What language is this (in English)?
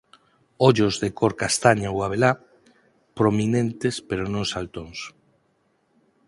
Galician